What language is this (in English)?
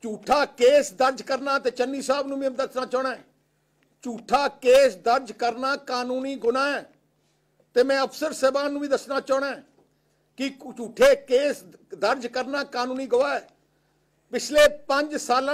Hindi